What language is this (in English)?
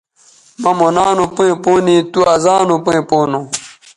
Bateri